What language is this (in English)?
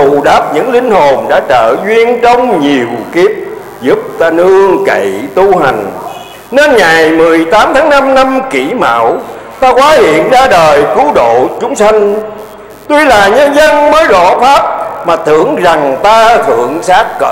Vietnamese